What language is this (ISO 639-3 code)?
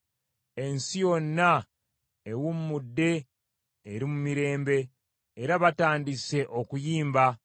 lug